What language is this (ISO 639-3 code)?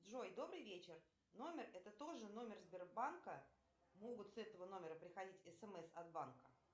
rus